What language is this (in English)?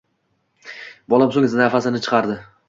Uzbek